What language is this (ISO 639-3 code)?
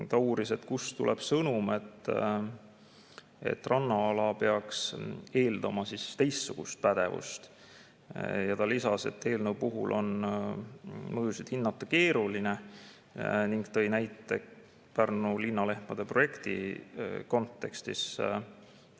est